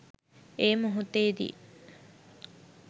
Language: Sinhala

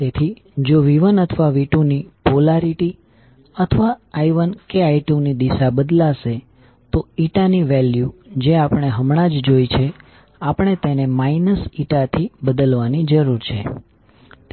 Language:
Gujarati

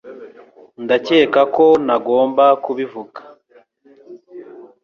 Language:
Kinyarwanda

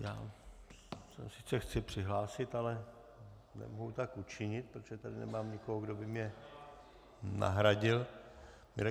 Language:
Czech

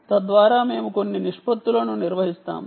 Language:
Telugu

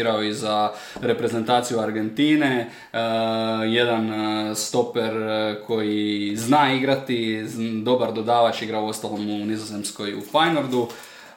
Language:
Croatian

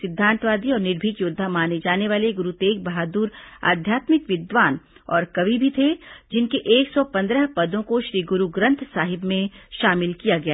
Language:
Hindi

